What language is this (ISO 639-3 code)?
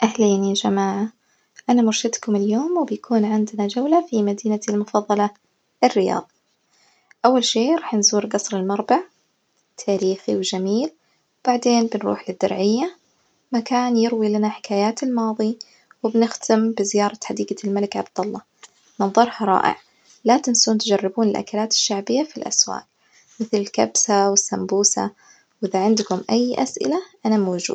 ars